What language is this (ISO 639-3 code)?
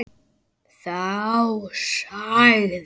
isl